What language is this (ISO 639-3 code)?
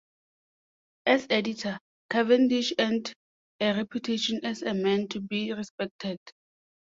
eng